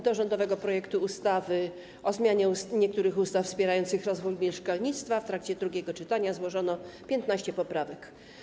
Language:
Polish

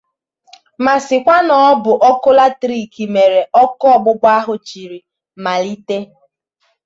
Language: Igbo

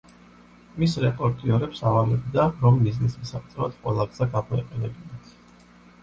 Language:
Georgian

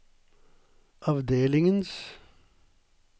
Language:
Norwegian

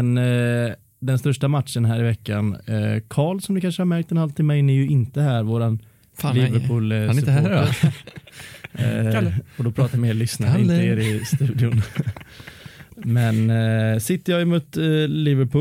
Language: Swedish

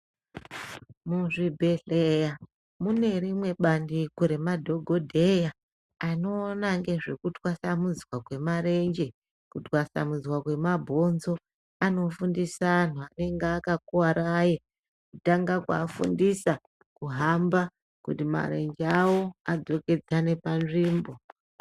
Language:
Ndau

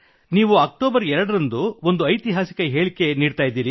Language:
Kannada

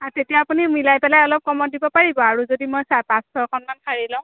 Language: Assamese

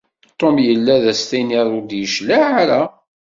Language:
Kabyle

